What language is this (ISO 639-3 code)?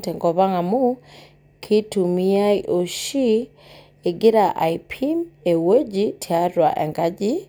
mas